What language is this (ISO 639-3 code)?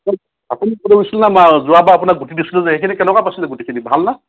asm